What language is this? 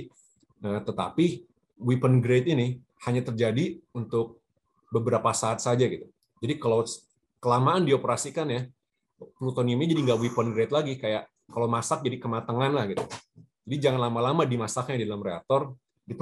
Indonesian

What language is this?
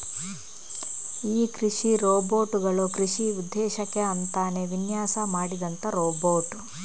Kannada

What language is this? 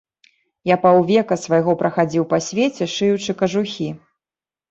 Belarusian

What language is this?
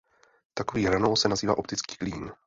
Czech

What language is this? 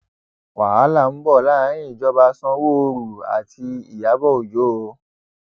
Yoruba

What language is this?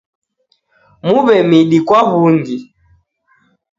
Taita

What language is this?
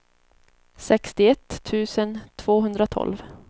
Swedish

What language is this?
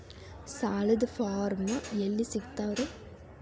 Kannada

